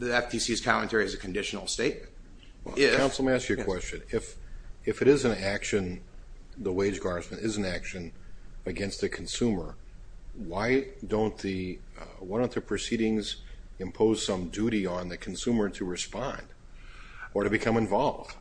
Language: English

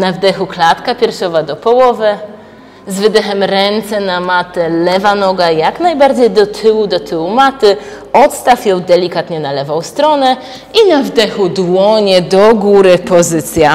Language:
Polish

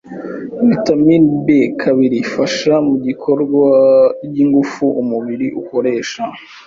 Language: Kinyarwanda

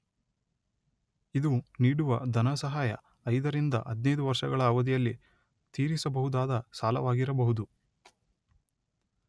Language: Kannada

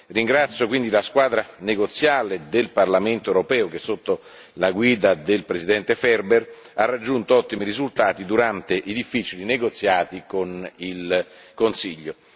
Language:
Italian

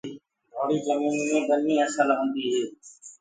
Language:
Gurgula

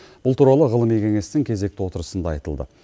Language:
Kazakh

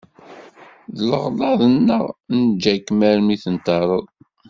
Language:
Kabyle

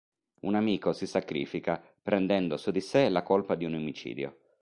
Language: Italian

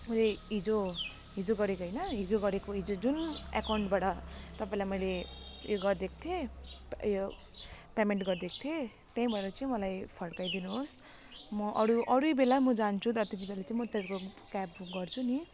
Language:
Nepali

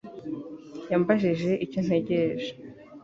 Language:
Kinyarwanda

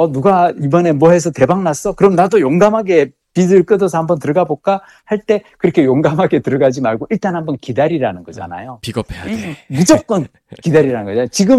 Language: Korean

